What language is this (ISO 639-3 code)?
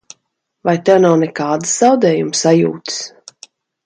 lav